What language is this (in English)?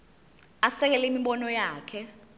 Zulu